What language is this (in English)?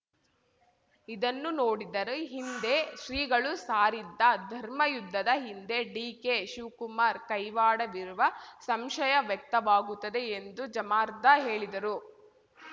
Kannada